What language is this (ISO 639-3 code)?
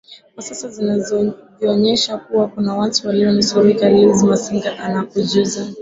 swa